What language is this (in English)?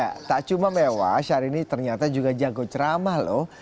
Indonesian